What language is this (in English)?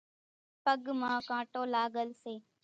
Kachi Koli